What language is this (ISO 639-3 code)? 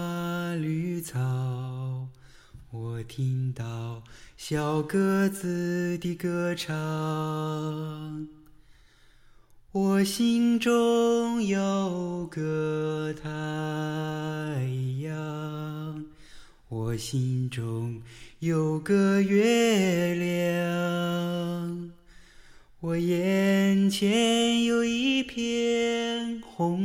zho